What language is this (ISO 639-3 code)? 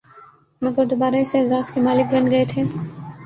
urd